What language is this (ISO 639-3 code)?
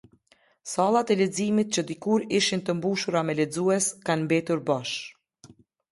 sqi